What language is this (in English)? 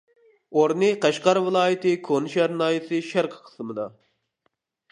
Uyghur